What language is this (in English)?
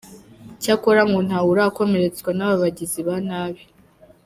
Kinyarwanda